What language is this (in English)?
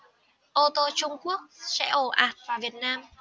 Vietnamese